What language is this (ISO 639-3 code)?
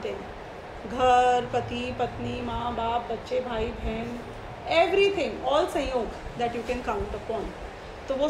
hin